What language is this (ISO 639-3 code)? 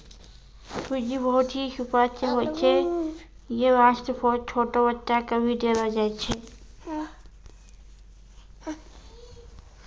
mai